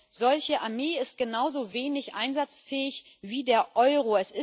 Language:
German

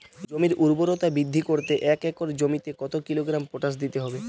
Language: Bangla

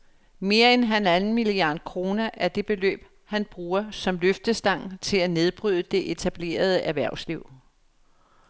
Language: Danish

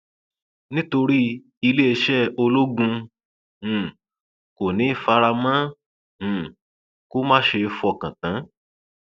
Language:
Yoruba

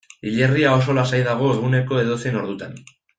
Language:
Basque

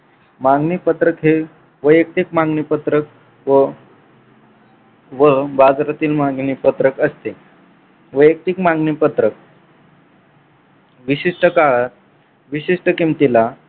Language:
Marathi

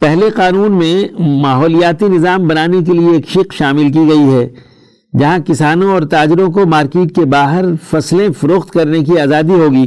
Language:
Urdu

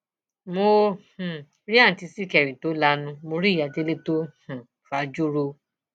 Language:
Yoruba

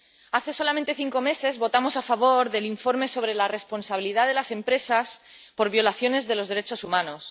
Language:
Spanish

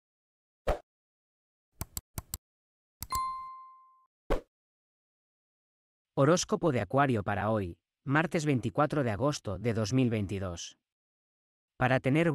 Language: Spanish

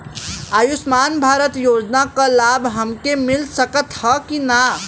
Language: Bhojpuri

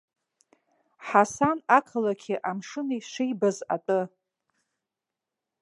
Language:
Abkhazian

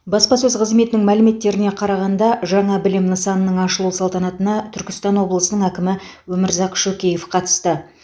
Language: Kazakh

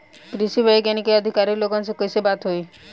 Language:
Bhojpuri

